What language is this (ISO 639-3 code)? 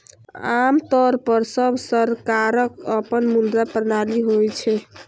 mai